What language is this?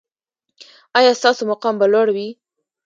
Pashto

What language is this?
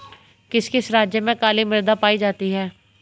Hindi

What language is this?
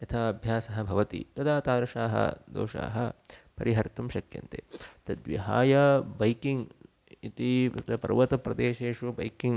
Sanskrit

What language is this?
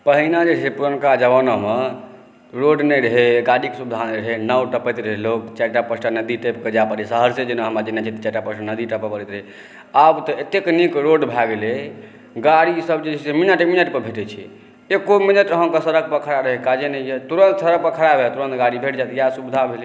Maithili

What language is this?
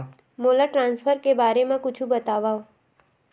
Chhattisgarhi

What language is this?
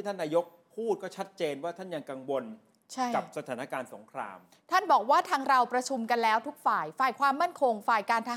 Thai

